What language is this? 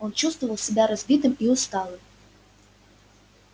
Russian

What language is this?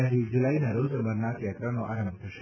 Gujarati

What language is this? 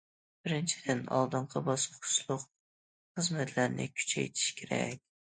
Uyghur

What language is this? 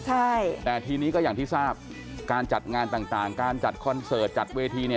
Thai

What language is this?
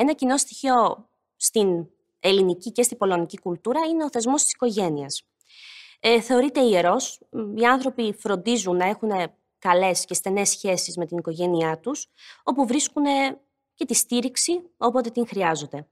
Greek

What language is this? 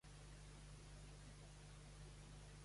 Catalan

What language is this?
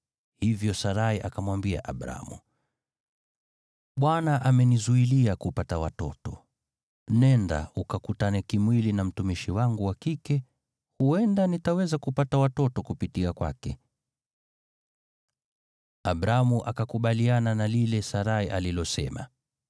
Swahili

